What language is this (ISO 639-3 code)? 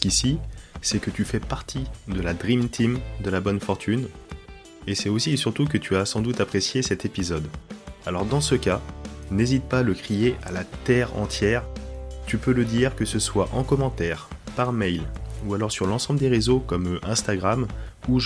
fra